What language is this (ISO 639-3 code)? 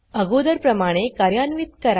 mar